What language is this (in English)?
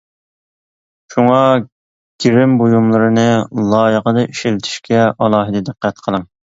Uyghur